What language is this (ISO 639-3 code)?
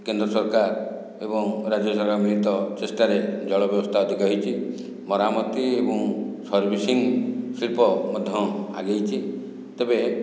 ori